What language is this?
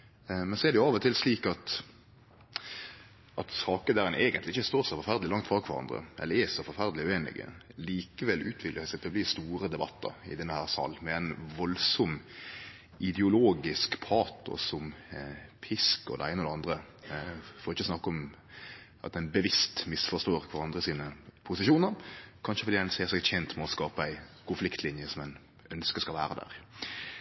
Norwegian Nynorsk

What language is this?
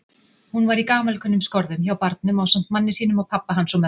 Icelandic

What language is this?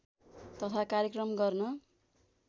Nepali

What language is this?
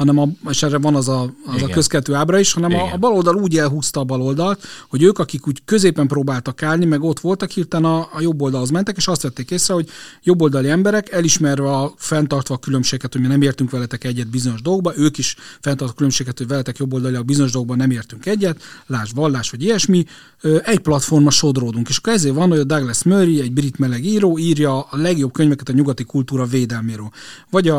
Hungarian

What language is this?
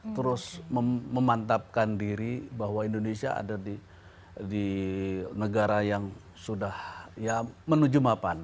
Indonesian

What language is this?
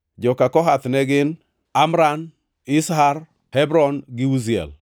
Luo (Kenya and Tanzania)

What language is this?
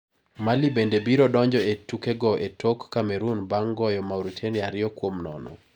Luo (Kenya and Tanzania)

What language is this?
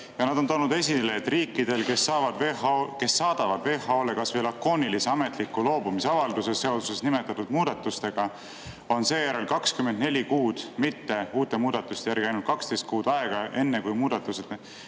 Estonian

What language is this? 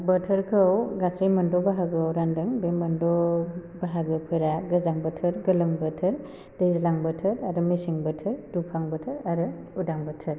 Bodo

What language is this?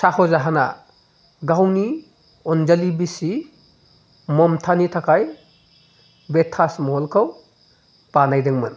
Bodo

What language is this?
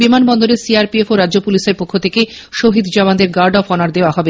Bangla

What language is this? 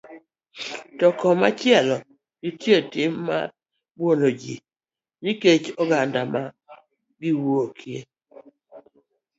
Luo (Kenya and Tanzania)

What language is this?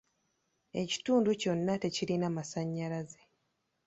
Ganda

